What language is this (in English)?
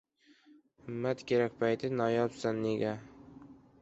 Uzbek